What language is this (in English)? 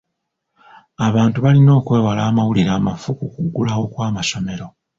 Ganda